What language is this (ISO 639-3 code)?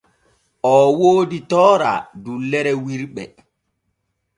fue